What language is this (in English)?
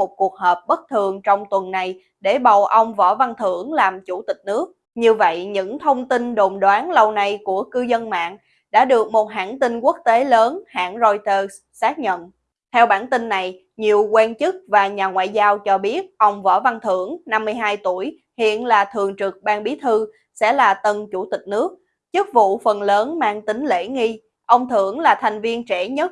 Vietnamese